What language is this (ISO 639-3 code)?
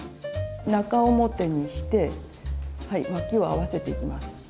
jpn